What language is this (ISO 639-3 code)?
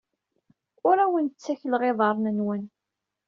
kab